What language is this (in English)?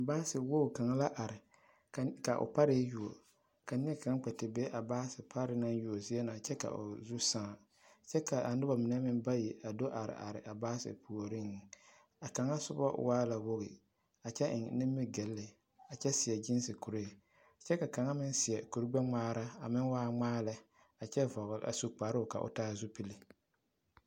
Southern Dagaare